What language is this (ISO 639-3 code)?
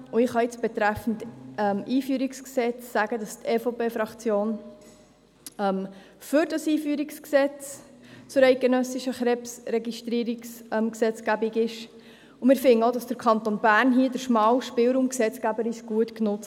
gsw